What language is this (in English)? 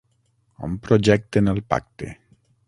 Catalan